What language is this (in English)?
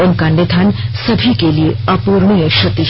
Hindi